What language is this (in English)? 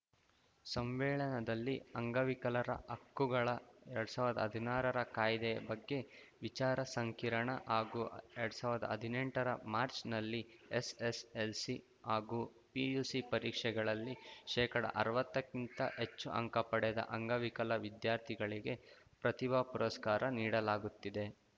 Kannada